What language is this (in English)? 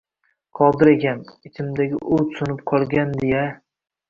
Uzbek